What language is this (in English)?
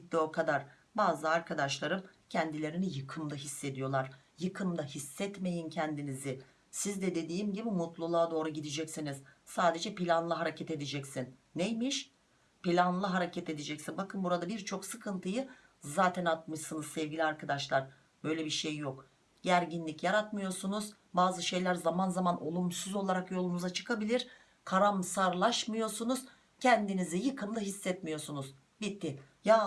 Turkish